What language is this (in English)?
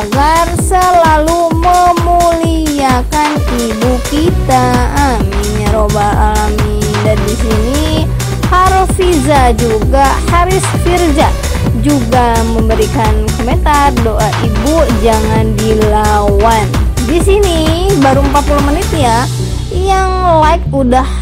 Indonesian